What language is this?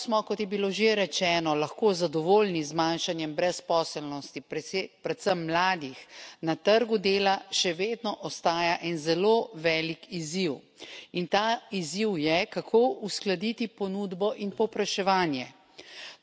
Slovenian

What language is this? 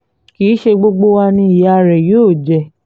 Yoruba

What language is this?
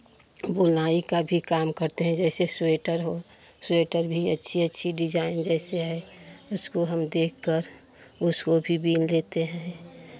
Hindi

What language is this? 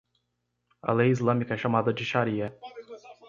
Portuguese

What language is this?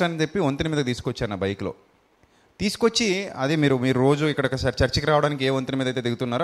Telugu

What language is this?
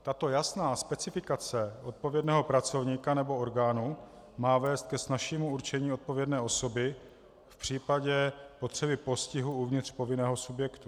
Czech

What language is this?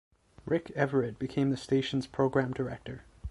English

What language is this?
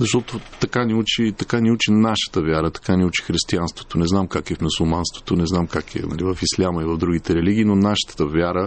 Bulgarian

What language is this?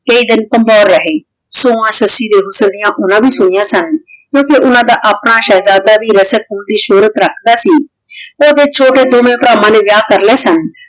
Punjabi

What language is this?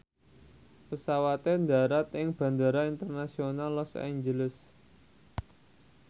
Javanese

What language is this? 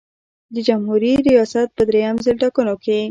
Pashto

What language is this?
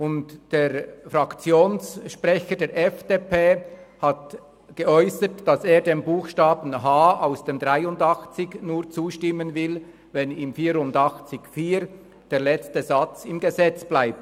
Swiss German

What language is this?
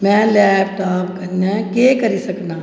Dogri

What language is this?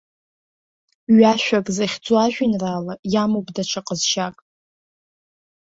Abkhazian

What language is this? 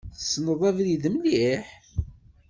Kabyle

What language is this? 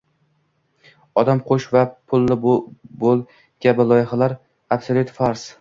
Uzbek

